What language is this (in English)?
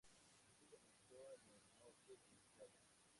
Spanish